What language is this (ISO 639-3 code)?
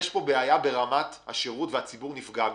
heb